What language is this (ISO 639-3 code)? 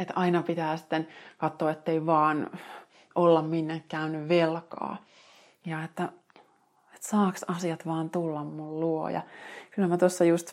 fin